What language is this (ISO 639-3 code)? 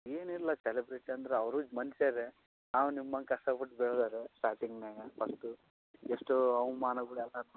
kan